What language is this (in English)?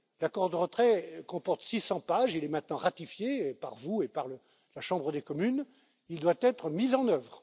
French